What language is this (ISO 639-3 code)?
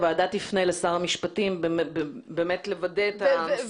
heb